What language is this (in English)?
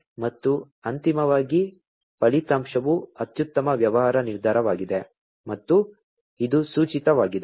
Kannada